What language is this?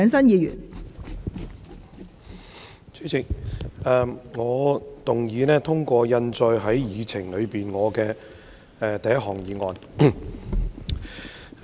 Cantonese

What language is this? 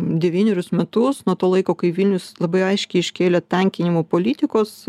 Lithuanian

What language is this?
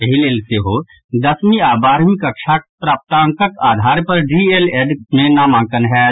Maithili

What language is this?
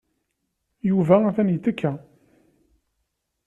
Kabyle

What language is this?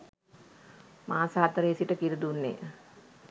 Sinhala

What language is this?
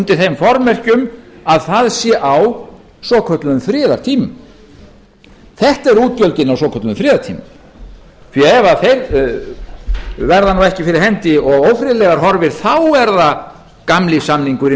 Icelandic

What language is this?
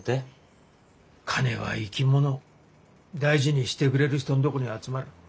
Japanese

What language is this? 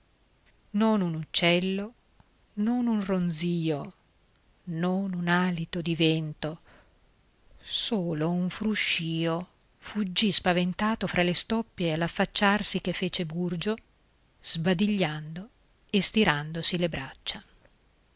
Italian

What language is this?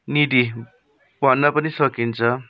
Nepali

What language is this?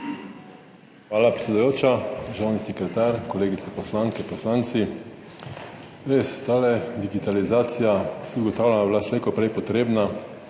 Slovenian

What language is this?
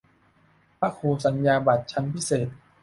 Thai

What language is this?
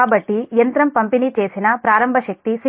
Telugu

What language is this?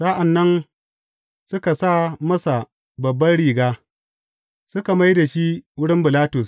Hausa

